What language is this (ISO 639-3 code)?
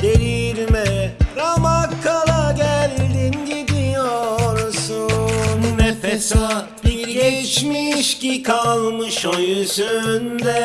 tur